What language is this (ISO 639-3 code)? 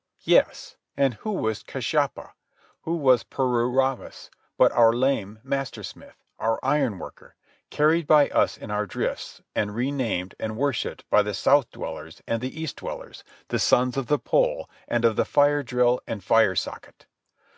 eng